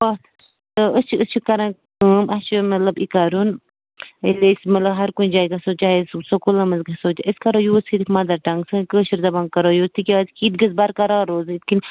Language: Kashmiri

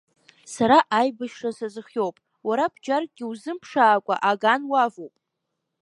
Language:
Abkhazian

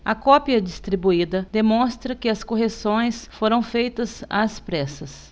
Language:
Portuguese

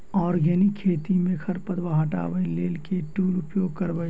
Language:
Maithili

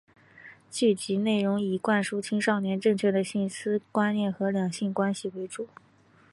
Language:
Chinese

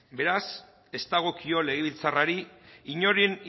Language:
Basque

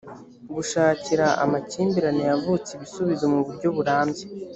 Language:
Kinyarwanda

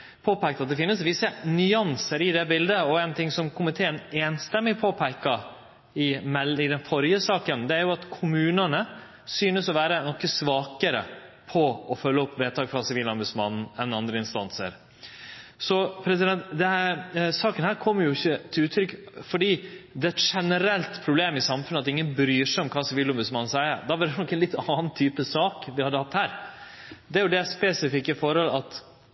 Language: Norwegian Nynorsk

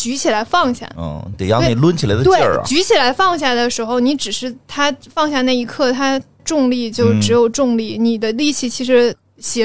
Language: Chinese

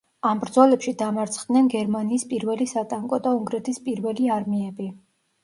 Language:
Georgian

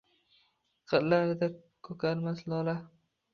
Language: Uzbek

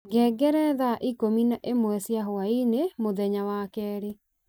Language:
Kikuyu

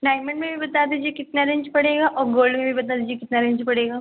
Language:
Hindi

